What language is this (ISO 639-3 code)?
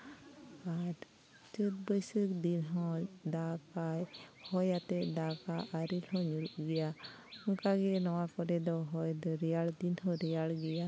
sat